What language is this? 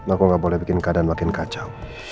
Indonesian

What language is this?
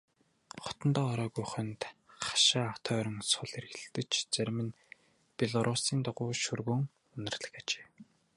Mongolian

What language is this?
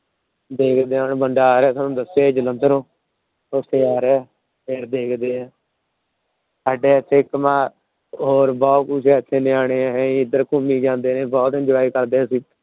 Punjabi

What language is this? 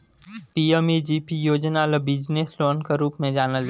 Chhattisgarhi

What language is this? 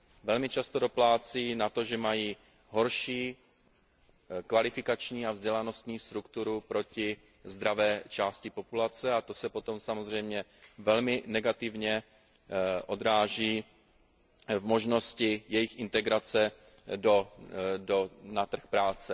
Czech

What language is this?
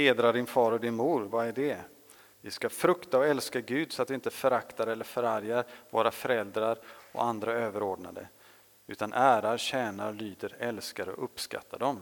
Swedish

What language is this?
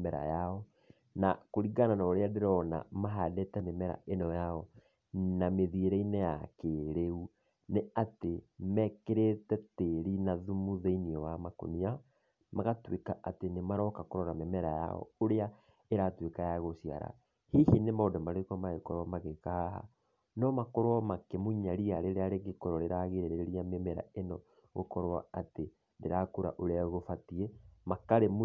Kikuyu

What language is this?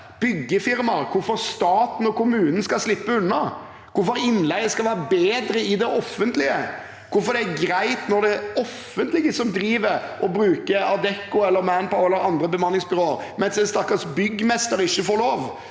Norwegian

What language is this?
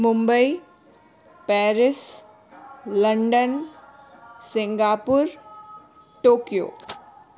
Gujarati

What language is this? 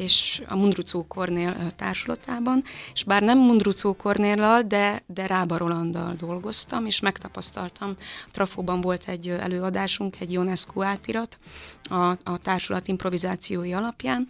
Hungarian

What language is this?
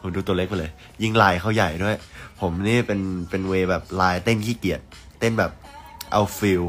Thai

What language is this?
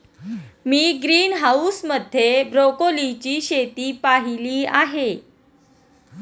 Marathi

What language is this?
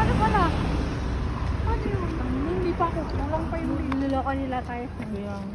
Filipino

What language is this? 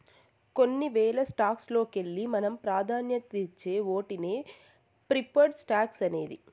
Telugu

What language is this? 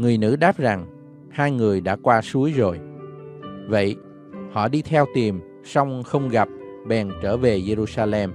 Vietnamese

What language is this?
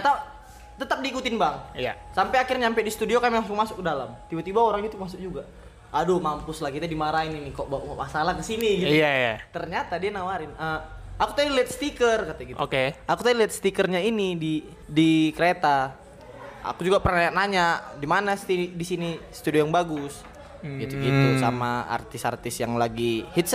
Indonesian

